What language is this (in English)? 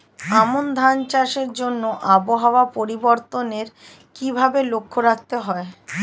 Bangla